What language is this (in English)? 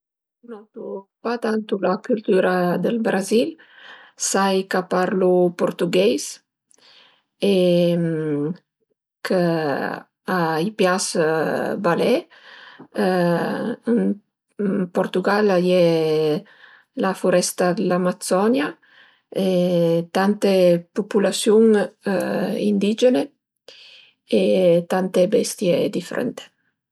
Piedmontese